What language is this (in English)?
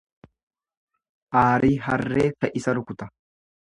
Oromo